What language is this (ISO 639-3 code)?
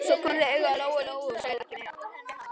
isl